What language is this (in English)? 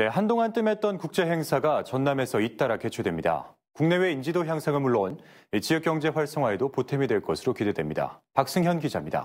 Korean